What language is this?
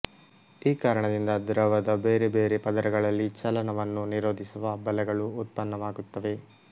Kannada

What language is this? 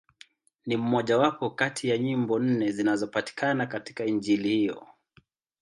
Swahili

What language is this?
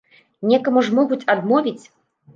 Belarusian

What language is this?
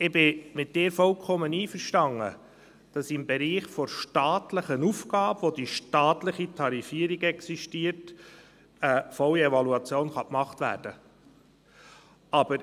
Swiss German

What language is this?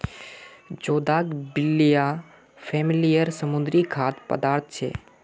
Magahi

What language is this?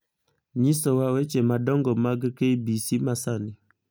Luo (Kenya and Tanzania)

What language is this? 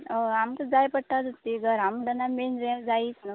Konkani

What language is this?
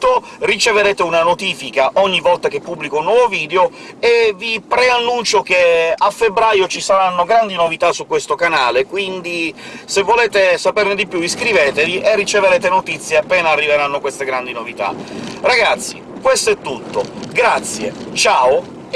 Italian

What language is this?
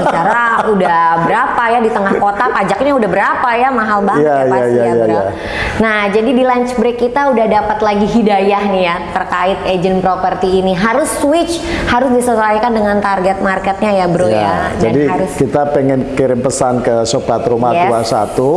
Indonesian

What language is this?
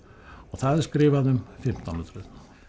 Icelandic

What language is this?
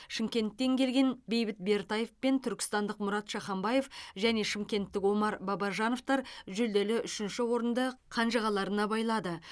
Kazakh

